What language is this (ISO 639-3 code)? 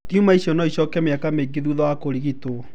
kik